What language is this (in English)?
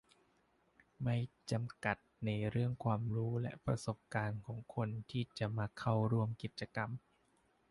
Thai